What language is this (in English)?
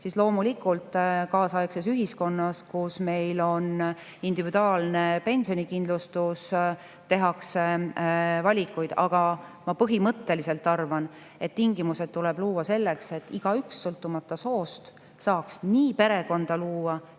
Estonian